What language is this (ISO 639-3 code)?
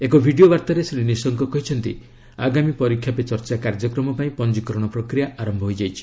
ori